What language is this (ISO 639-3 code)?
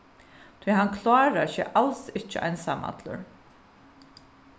fao